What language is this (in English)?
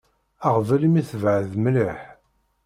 Kabyle